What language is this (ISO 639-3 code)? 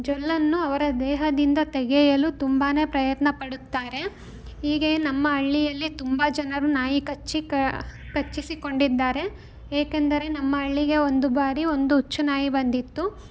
kan